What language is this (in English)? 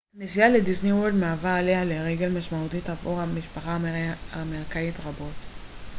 Hebrew